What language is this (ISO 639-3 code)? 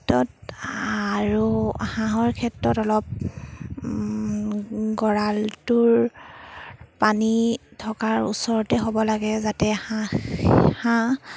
asm